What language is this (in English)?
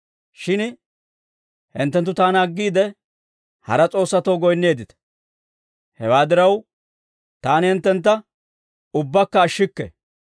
Dawro